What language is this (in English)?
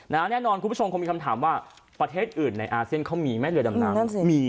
Thai